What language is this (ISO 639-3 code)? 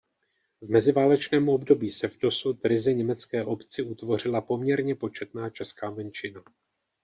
ces